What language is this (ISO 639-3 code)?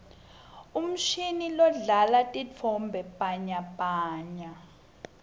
ssw